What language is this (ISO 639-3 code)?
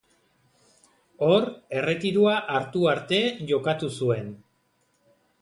eus